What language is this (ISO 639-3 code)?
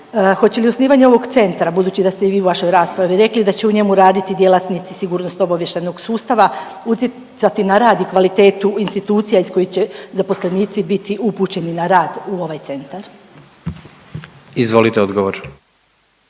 hrv